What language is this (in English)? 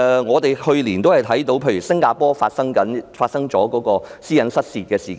Cantonese